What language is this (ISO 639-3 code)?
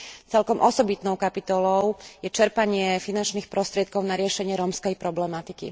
slk